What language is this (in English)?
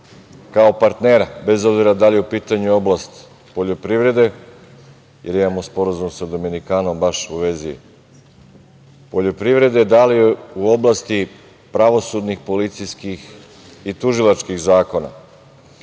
Serbian